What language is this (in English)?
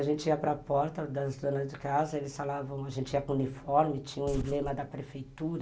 Portuguese